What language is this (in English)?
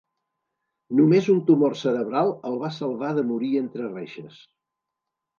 Catalan